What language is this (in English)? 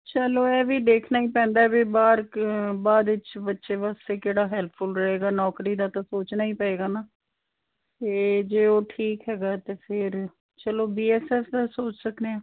Punjabi